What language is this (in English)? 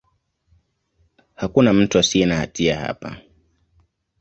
Swahili